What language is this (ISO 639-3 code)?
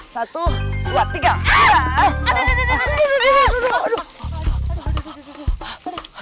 ind